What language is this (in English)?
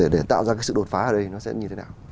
Vietnamese